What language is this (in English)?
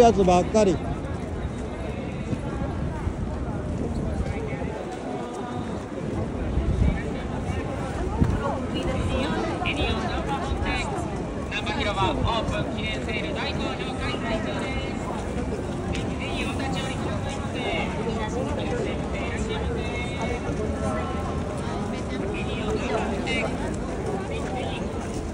Japanese